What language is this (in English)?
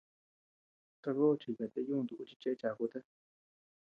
Tepeuxila Cuicatec